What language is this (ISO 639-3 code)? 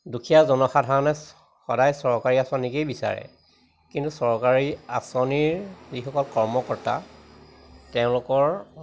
asm